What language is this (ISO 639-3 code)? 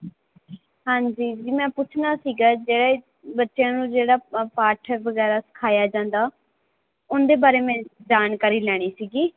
pan